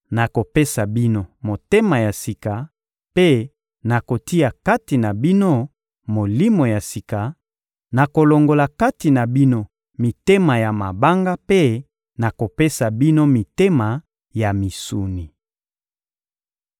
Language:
Lingala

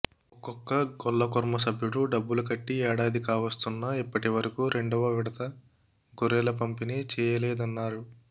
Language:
Telugu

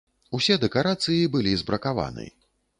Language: Belarusian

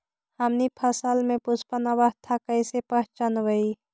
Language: Magahi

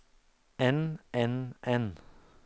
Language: Norwegian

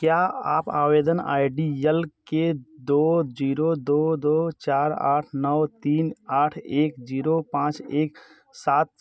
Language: Hindi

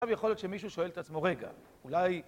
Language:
Hebrew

